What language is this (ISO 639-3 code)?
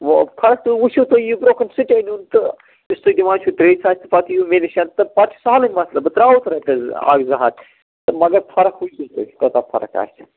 kas